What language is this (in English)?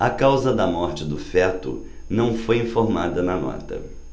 Portuguese